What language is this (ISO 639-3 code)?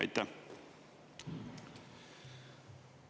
est